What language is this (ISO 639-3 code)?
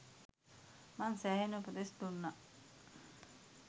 sin